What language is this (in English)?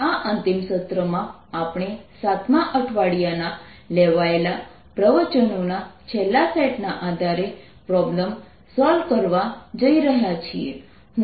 Gujarati